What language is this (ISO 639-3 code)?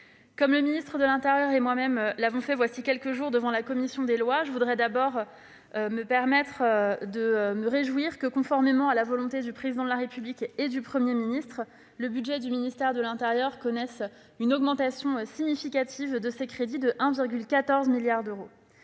fra